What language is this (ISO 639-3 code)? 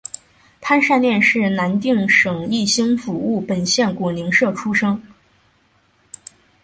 zho